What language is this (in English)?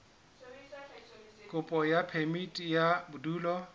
Southern Sotho